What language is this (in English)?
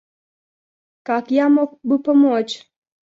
Russian